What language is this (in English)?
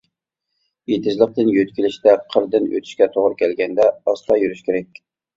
Uyghur